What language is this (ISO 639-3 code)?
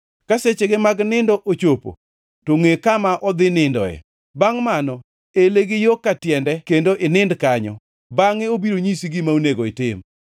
luo